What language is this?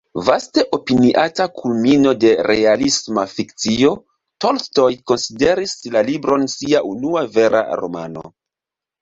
Esperanto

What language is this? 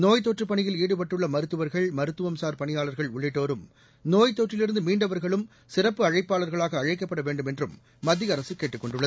Tamil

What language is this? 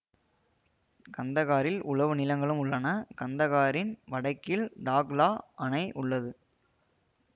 Tamil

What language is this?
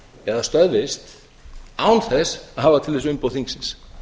Icelandic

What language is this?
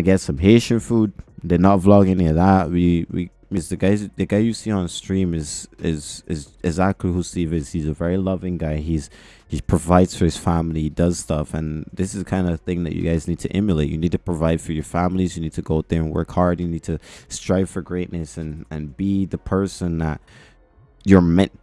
English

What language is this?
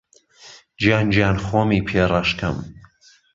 Central Kurdish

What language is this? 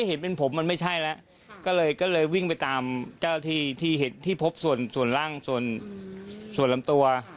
Thai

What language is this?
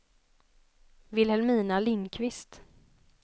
Swedish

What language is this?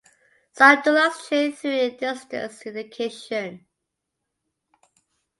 English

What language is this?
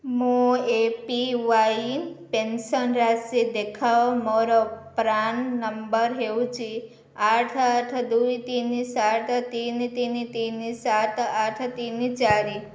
Odia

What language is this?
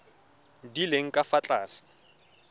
Tswana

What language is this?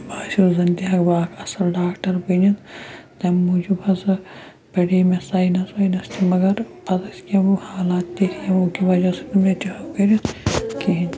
Kashmiri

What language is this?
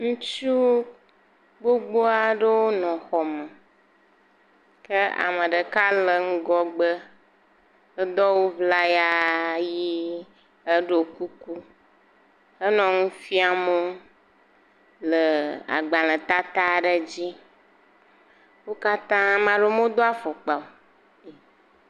Ewe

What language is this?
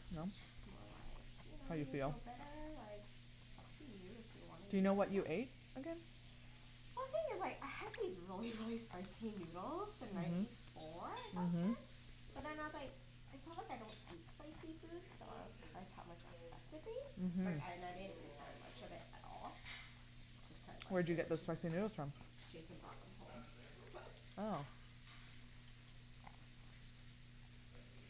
English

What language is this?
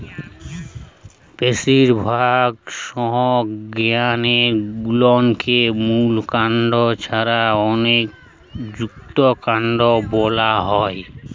Bangla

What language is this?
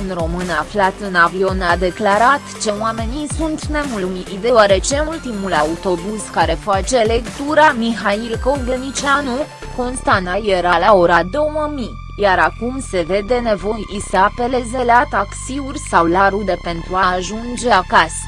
Romanian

